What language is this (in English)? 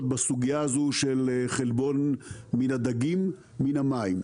Hebrew